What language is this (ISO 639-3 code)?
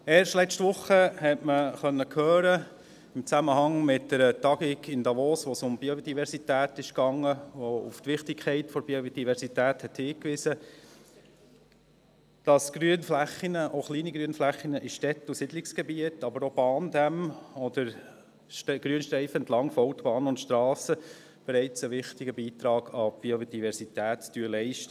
gsw